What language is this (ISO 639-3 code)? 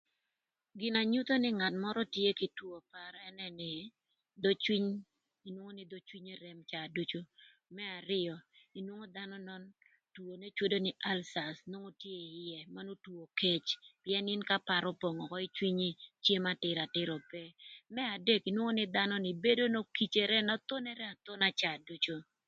lth